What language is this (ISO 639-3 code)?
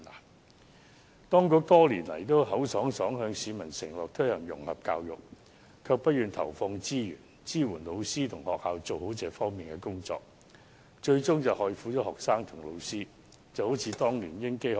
yue